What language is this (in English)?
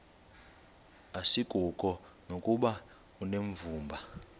Xhosa